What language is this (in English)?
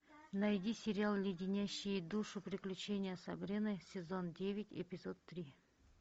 Russian